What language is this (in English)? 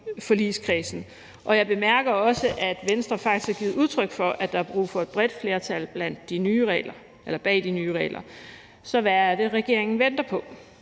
Danish